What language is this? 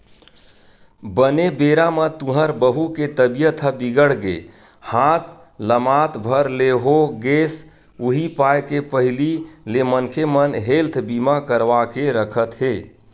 Chhattisgarhi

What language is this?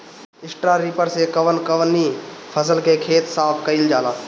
Bhojpuri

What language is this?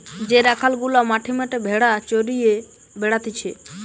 Bangla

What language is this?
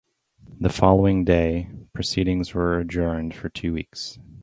English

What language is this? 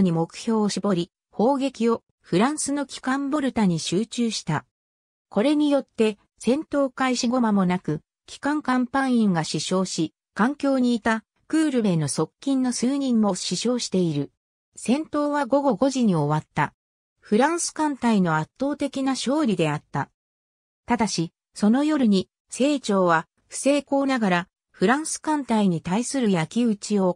Japanese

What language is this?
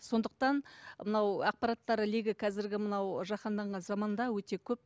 Kazakh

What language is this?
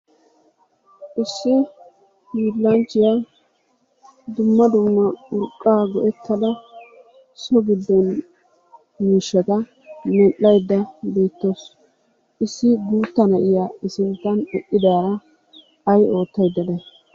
Wolaytta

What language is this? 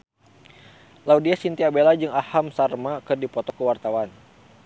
Sundanese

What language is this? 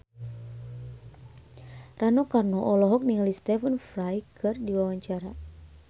Sundanese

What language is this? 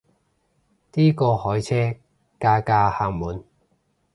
Cantonese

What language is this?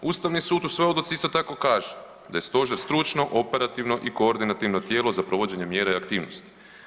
Croatian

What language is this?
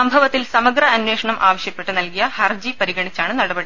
Malayalam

